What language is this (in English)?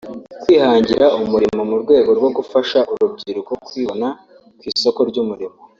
Kinyarwanda